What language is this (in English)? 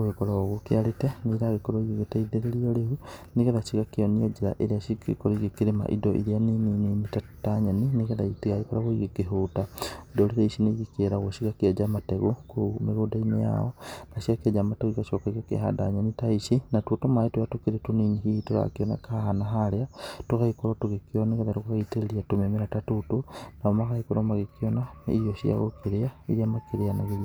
Kikuyu